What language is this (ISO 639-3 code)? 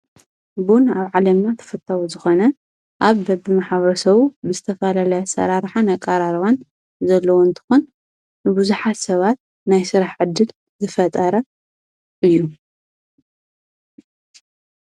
tir